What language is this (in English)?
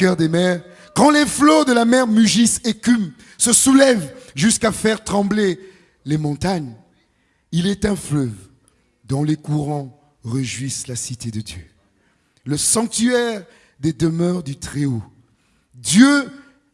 French